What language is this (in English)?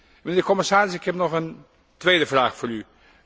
Dutch